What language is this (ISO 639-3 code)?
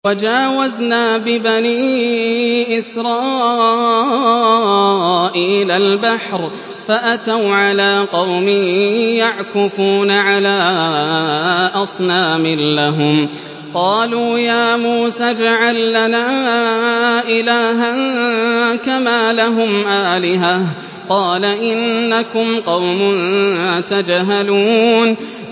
ara